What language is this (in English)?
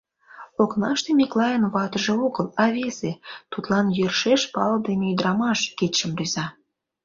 Mari